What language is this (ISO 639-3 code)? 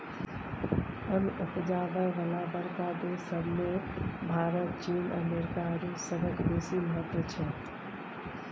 mai